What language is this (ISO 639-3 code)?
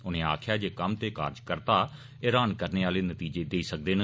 doi